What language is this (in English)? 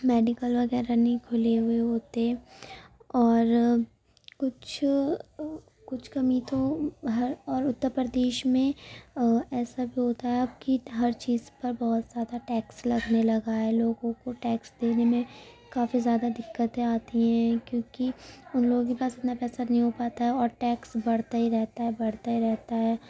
Urdu